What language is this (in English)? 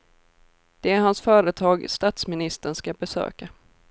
Swedish